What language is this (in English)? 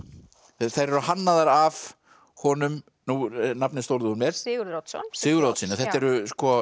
Icelandic